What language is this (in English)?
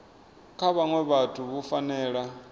Venda